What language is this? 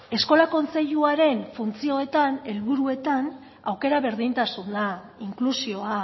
Basque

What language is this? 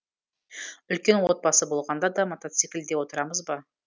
Kazakh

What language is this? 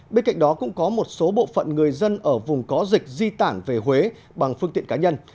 Vietnamese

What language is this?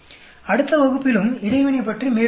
Tamil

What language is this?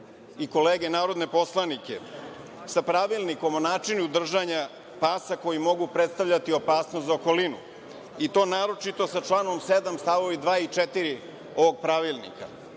Serbian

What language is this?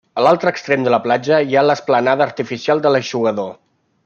Catalan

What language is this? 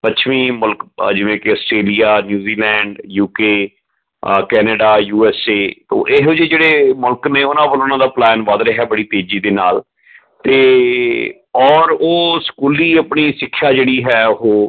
Punjabi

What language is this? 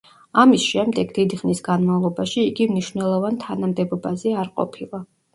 Georgian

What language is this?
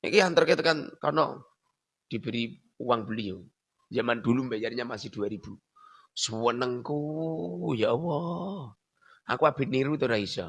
Indonesian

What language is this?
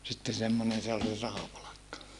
Finnish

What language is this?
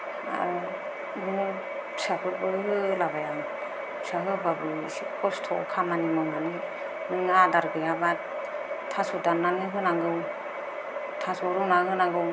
Bodo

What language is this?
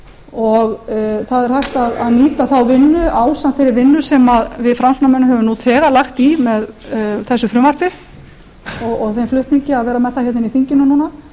Icelandic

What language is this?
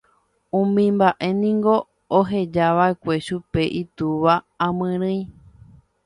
Guarani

